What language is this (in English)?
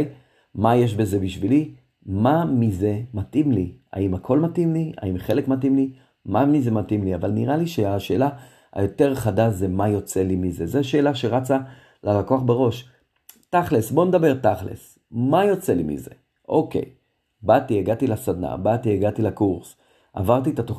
Hebrew